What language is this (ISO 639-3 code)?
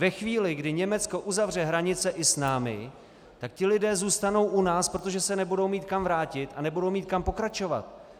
ces